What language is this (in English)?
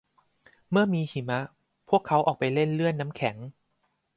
Thai